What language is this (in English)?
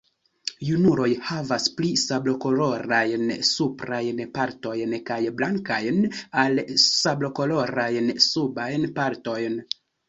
Esperanto